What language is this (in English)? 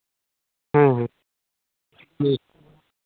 Santali